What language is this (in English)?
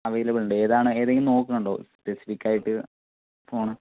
Malayalam